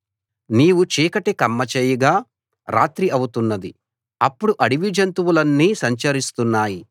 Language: Telugu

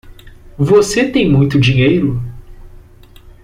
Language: Portuguese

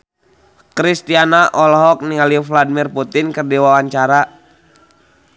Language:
Sundanese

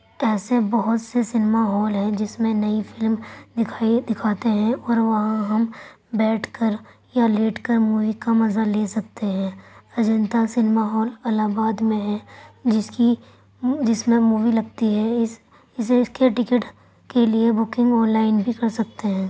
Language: Urdu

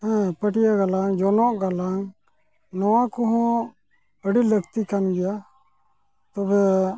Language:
Santali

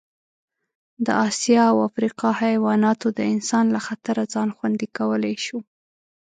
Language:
Pashto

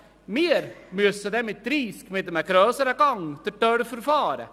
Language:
Swiss German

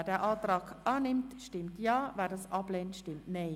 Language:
Swiss German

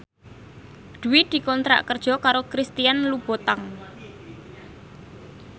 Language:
Javanese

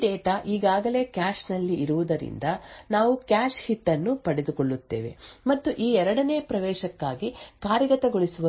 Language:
Kannada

